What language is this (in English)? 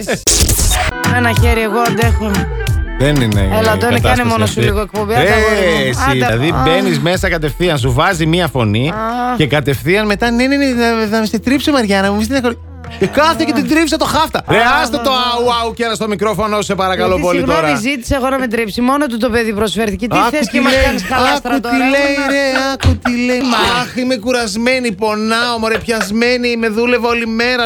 Greek